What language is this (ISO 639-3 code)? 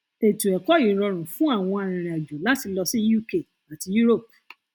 yor